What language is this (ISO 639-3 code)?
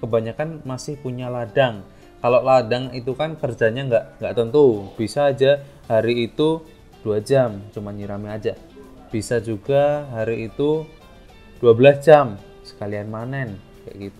ind